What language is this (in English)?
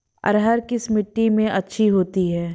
Hindi